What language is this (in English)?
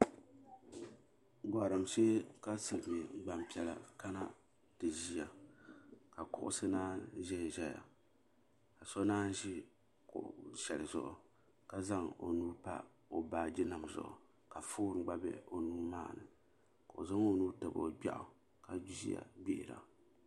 Dagbani